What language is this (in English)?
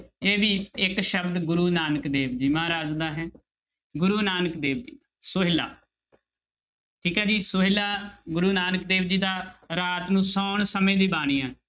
Punjabi